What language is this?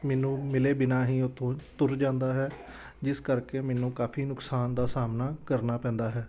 Punjabi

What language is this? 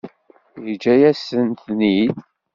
Kabyle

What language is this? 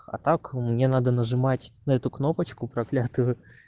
Russian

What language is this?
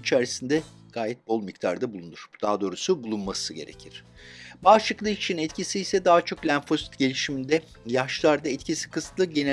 Turkish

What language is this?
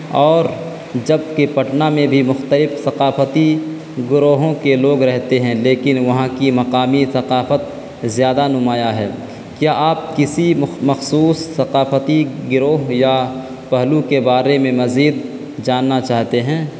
Urdu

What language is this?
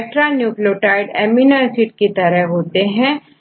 Hindi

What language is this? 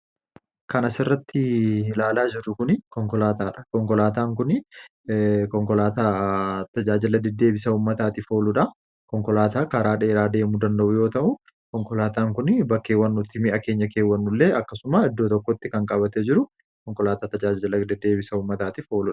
Oromo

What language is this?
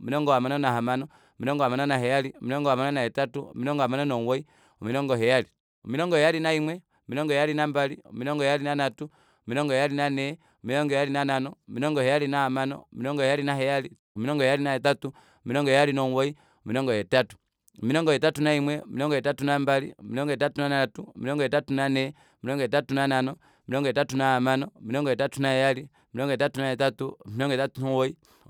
Kuanyama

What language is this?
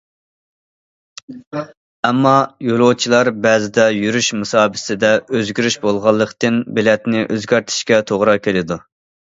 Uyghur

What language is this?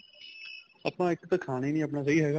Punjabi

